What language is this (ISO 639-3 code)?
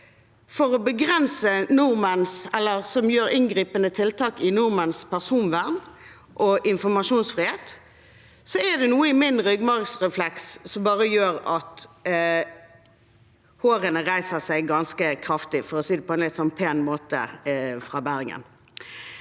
nor